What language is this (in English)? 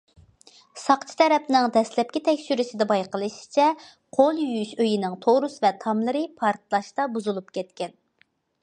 Uyghur